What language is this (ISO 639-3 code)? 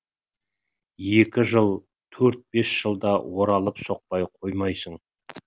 kaz